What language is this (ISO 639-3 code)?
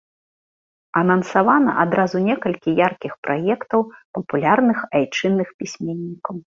bel